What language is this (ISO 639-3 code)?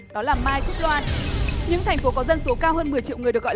vie